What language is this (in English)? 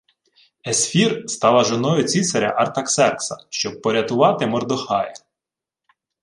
Ukrainian